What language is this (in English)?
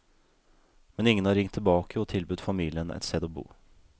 Norwegian